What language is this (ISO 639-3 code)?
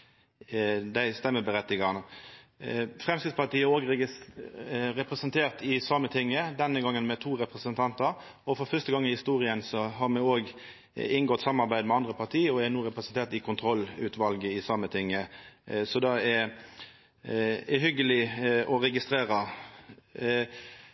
nno